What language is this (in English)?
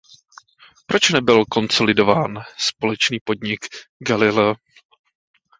Czech